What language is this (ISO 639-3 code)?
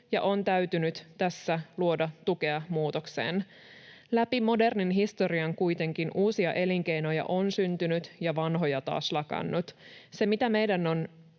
fin